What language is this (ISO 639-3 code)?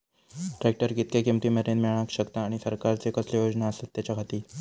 mar